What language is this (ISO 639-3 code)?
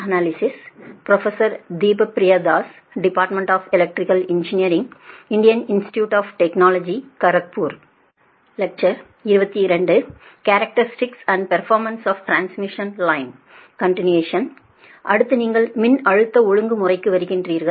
tam